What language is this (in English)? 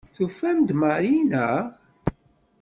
Kabyle